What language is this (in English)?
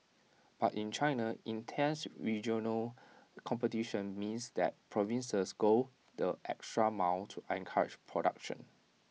English